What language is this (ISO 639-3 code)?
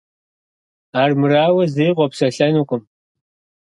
kbd